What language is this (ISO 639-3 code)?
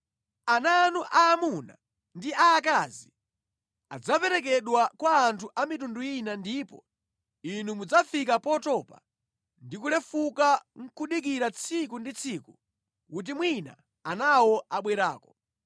nya